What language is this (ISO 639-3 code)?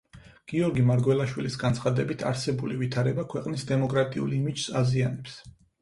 kat